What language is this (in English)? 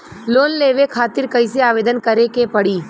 Bhojpuri